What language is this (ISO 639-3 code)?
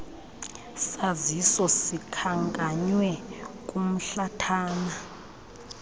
xho